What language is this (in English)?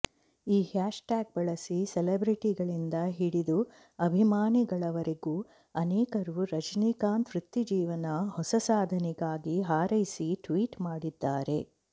Kannada